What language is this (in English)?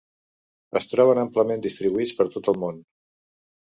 Catalan